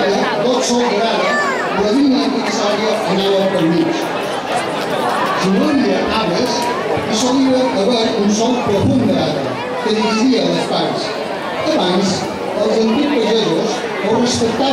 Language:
Greek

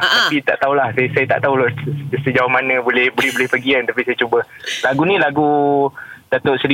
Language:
Malay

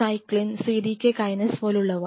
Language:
Malayalam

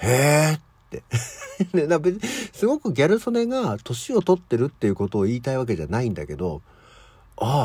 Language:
Japanese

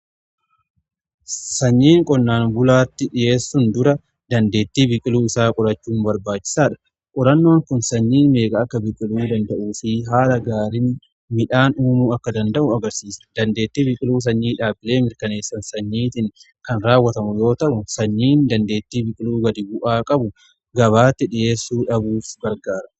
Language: Oromo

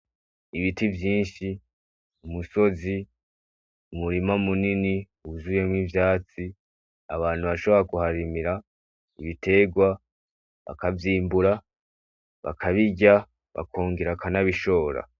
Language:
Rundi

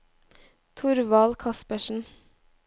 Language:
Norwegian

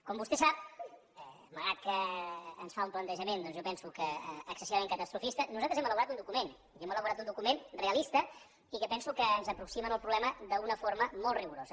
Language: Catalan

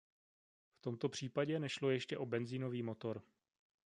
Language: Czech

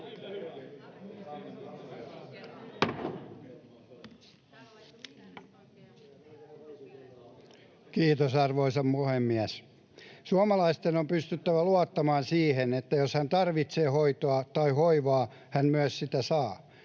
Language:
Finnish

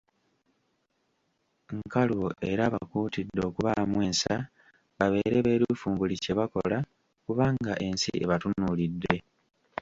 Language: Ganda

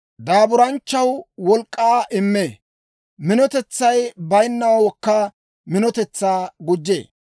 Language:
Dawro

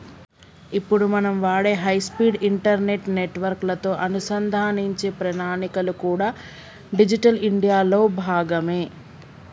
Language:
Telugu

